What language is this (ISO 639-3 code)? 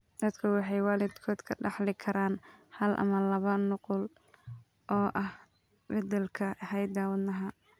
som